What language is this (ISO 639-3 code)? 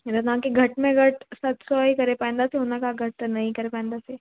snd